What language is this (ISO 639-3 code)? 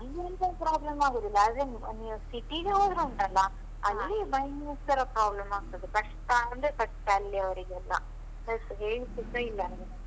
kan